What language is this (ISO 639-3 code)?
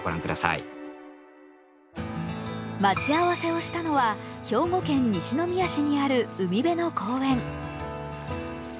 jpn